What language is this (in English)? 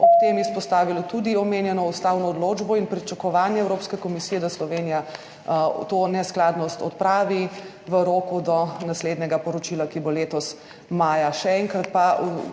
Slovenian